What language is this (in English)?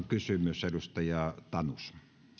Finnish